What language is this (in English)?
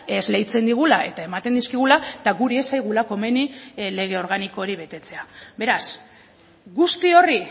Basque